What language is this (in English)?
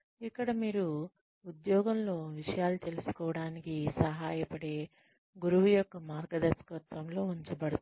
Telugu